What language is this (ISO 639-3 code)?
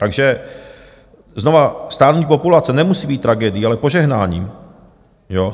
ces